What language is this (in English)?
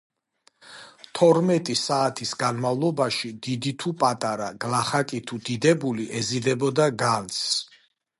Georgian